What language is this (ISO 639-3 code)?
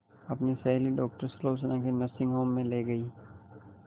hin